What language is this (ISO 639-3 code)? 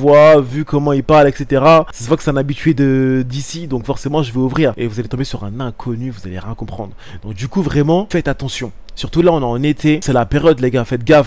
fra